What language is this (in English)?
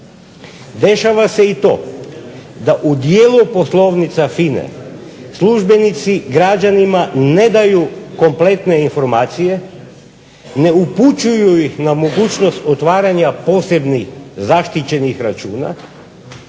Croatian